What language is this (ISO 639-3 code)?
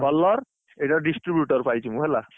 ori